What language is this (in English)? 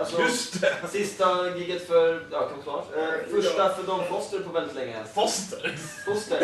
Swedish